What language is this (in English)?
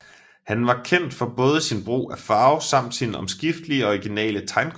Danish